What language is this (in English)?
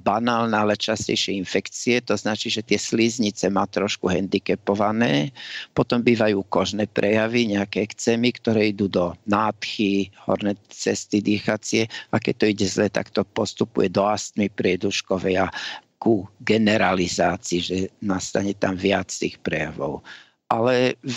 Slovak